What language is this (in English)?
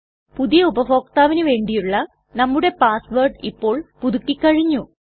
Malayalam